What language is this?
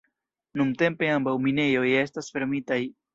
Esperanto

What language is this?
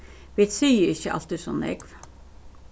Faroese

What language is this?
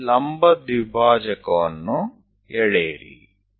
Kannada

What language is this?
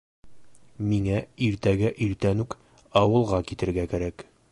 Bashkir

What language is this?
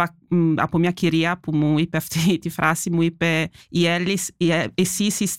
Greek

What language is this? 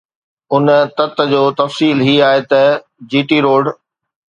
Sindhi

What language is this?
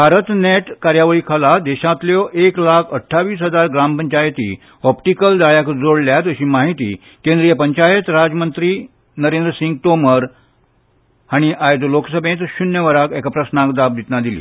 Konkani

